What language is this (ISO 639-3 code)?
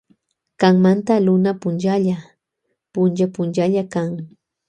qvj